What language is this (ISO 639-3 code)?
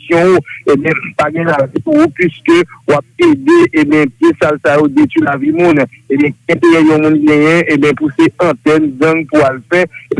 fra